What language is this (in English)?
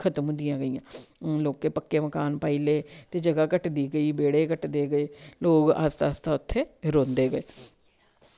Dogri